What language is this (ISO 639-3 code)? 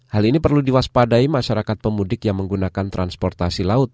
ind